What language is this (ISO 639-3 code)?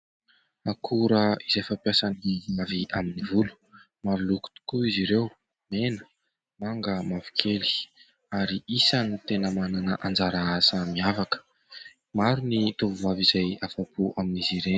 mlg